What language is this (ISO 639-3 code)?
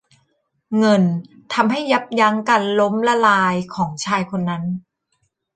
tha